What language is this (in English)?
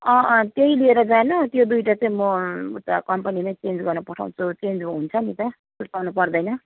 Nepali